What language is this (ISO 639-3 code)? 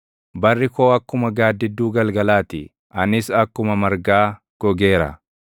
orm